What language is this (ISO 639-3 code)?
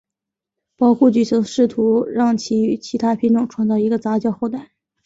zho